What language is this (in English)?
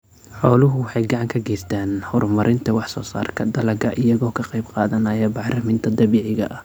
Somali